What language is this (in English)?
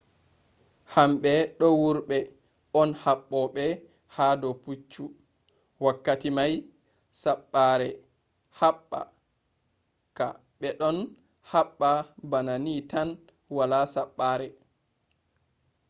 Fula